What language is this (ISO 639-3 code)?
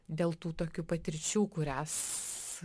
lit